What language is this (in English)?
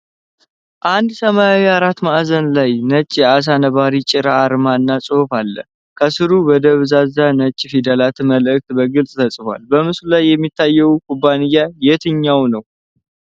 Amharic